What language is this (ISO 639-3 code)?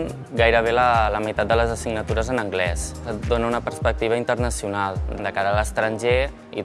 cat